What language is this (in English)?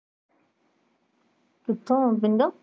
Punjabi